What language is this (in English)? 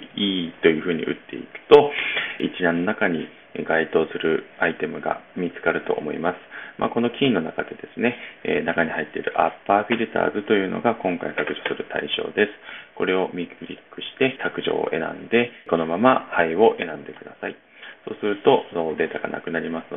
Japanese